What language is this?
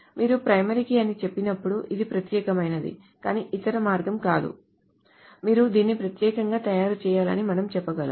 Telugu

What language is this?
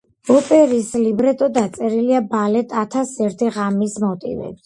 Georgian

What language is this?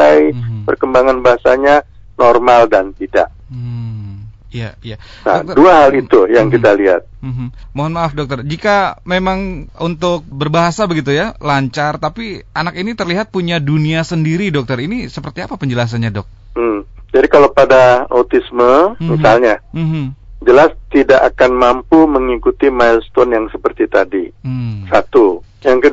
Indonesian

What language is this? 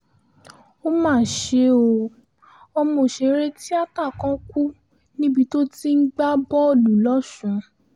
Yoruba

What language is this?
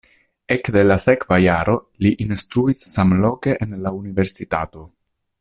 Esperanto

